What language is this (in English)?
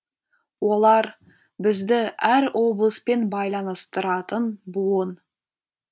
Kazakh